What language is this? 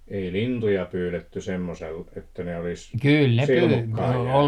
Finnish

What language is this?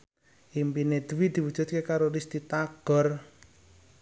Javanese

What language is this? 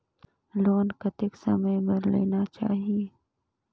Chhattisgarhi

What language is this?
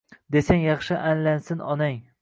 Uzbek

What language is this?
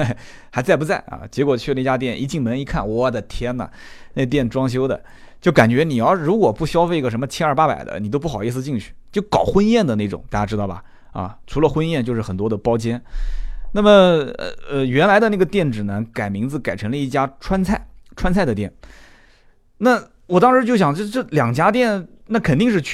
Chinese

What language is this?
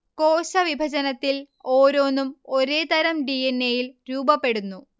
Malayalam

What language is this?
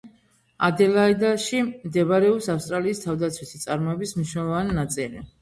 Georgian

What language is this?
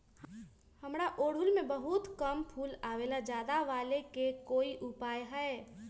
Magahi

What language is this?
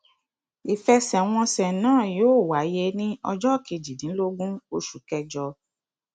Yoruba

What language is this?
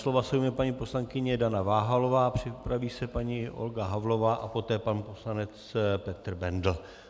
Czech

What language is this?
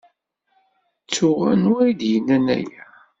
Kabyle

